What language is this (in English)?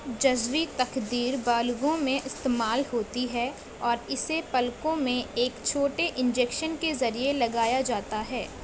Urdu